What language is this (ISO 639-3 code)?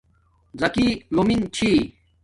dmk